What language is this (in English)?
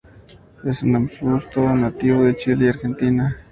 Spanish